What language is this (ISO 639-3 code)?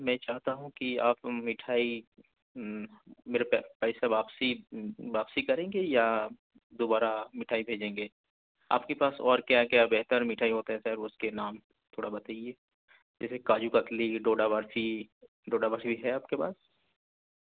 urd